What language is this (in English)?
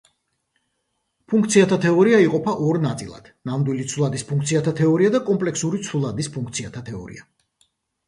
Georgian